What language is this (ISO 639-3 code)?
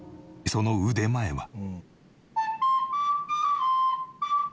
jpn